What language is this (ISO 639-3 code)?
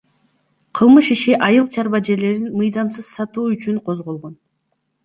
kir